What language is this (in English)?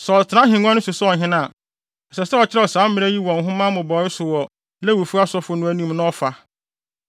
Akan